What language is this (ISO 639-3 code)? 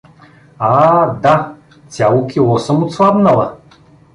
bul